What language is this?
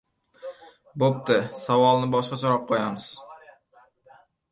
Uzbek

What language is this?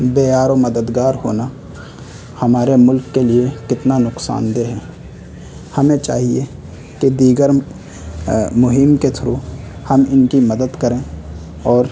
Urdu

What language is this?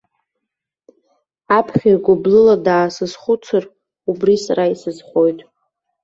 Abkhazian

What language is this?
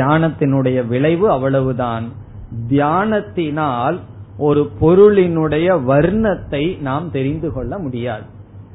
Tamil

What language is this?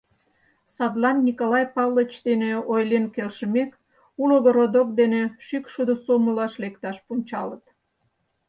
Mari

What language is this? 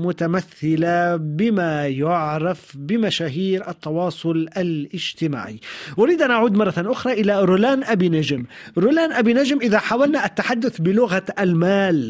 Arabic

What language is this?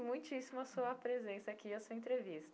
Portuguese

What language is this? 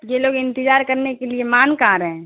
Urdu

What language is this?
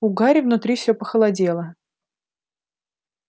Russian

